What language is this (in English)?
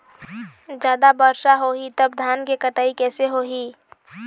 Chhattisgarhi